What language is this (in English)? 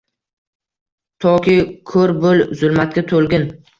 Uzbek